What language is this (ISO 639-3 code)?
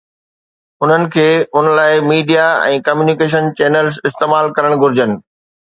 snd